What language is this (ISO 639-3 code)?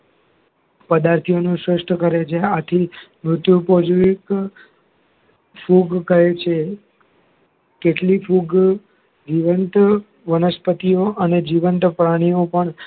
guj